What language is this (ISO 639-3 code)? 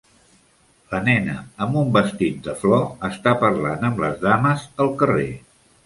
cat